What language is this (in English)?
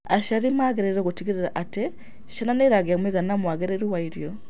Kikuyu